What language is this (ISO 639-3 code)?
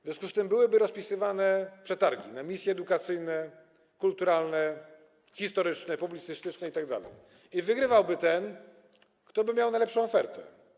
pol